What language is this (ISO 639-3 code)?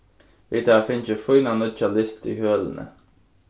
fao